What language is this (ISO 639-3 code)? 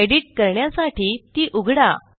mar